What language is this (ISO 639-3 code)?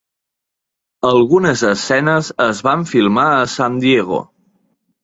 cat